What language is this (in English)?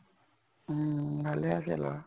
Assamese